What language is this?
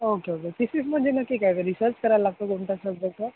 Marathi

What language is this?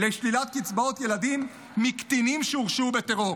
Hebrew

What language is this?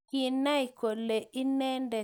Kalenjin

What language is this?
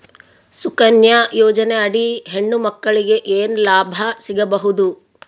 Kannada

